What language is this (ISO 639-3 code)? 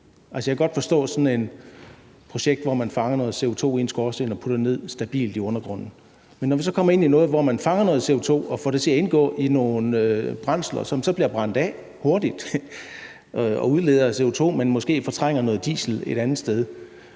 dan